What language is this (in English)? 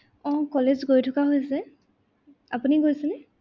Assamese